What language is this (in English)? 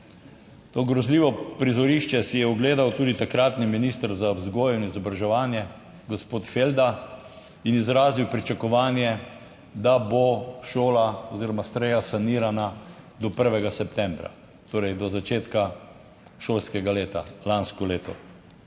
Slovenian